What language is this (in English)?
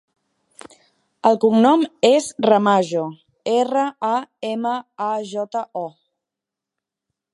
Catalan